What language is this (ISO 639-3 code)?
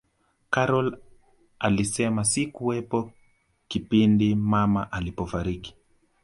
swa